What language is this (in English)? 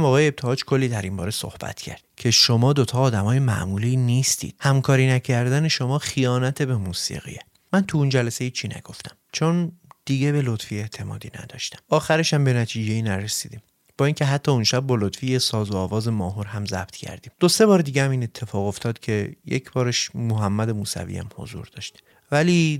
Persian